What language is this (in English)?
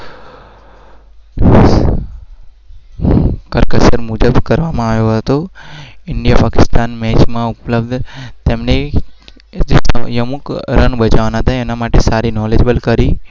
Gujarati